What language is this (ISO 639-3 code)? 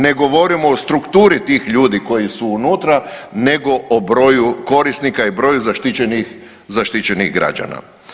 hrv